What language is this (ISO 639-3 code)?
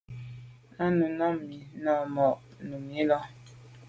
byv